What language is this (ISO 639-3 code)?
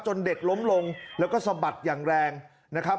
tha